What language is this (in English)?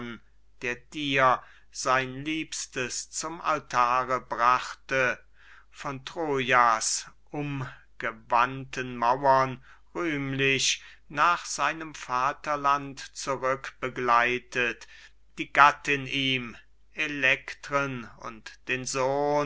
German